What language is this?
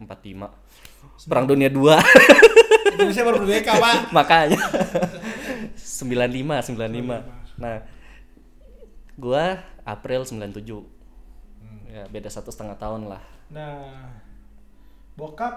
Indonesian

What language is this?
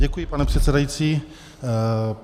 Czech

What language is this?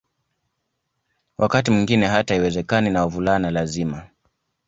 Swahili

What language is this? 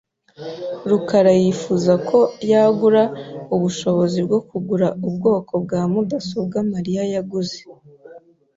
Kinyarwanda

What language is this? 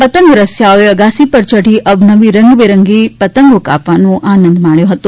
Gujarati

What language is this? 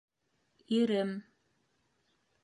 Bashkir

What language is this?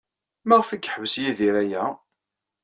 Kabyle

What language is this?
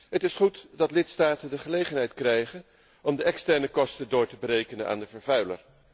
Dutch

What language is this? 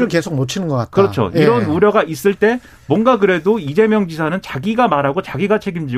Korean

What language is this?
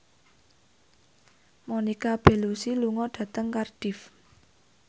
Javanese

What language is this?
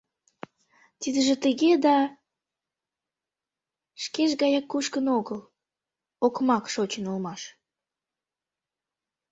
Mari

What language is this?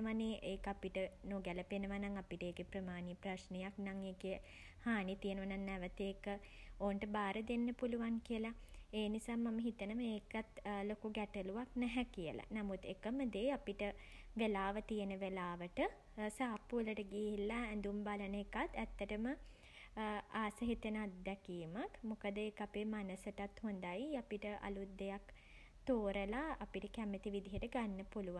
Sinhala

